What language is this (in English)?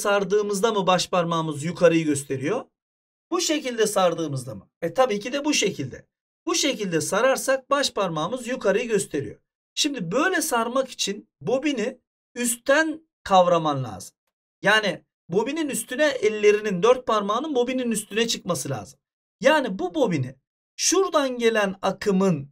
Turkish